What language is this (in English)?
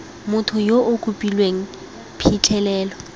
Tswana